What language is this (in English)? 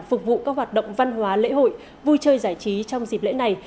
Vietnamese